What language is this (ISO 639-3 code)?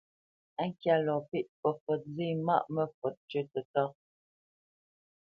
bce